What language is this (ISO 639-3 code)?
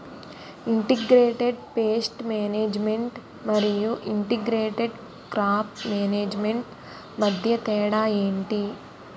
tel